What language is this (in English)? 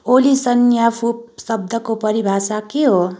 Nepali